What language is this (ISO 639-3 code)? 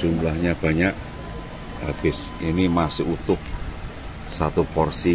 ind